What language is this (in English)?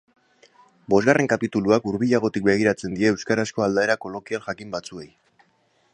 Basque